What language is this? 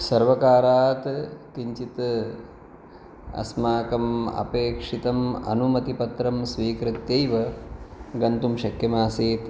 Sanskrit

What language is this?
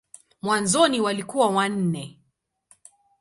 Swahili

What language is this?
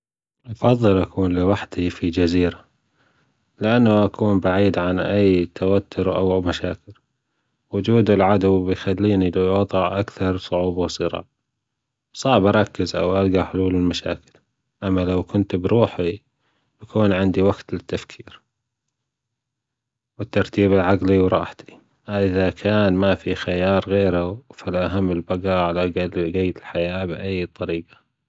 Gulf Arabic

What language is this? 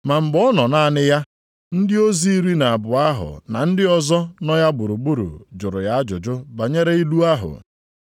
Igbo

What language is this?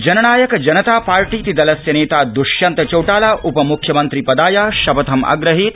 Sanskrit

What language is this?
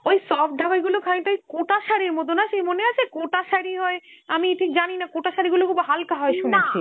Bangla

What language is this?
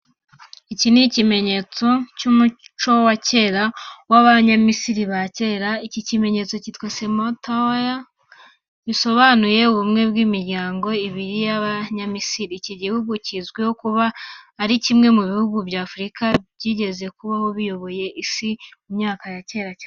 Kinyarwanda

